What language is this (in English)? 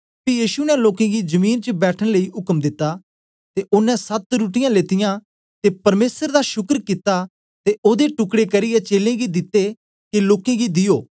Dogri